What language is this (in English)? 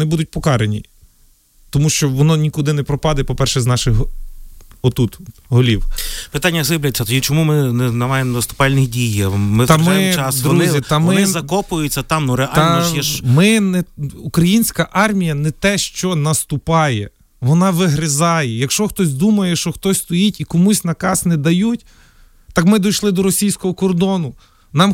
Ukrainian